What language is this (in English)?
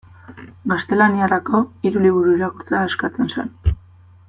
Basque